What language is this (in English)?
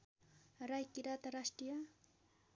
Nepali